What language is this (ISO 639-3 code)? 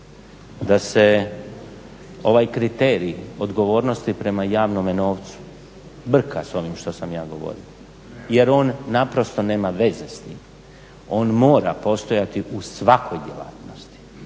hrv